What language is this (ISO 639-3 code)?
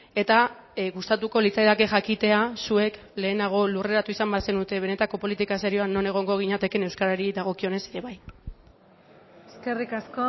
eus